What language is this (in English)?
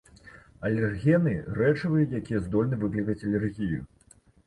Belarusian